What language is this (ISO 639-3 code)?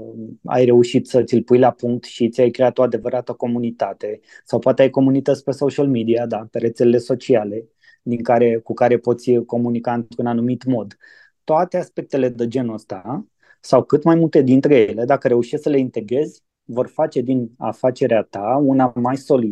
ron